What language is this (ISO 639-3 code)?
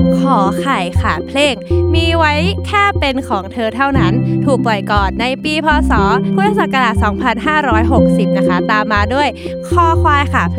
tha